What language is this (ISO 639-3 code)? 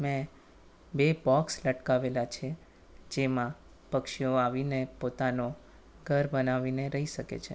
guj